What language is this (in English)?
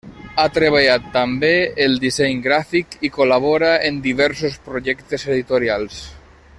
Catalan